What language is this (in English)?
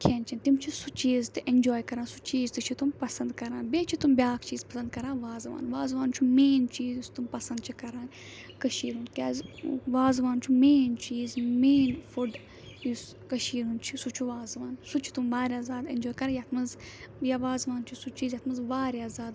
Kashmiri